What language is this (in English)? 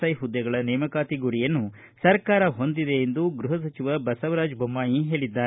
Kannada